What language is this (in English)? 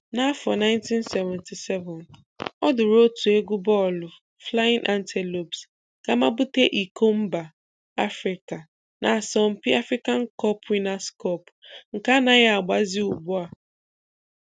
Igbo